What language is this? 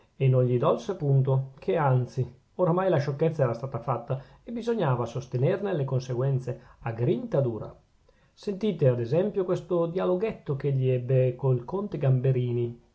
Italian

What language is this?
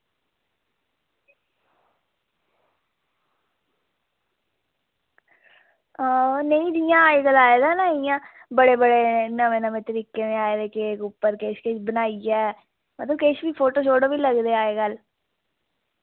Dogri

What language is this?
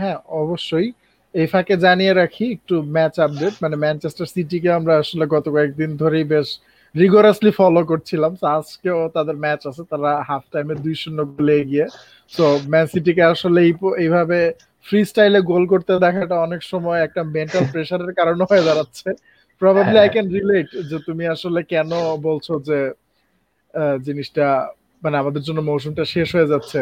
Bangla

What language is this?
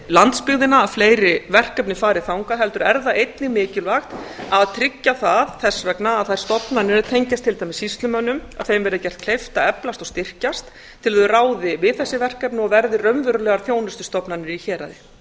Icelandic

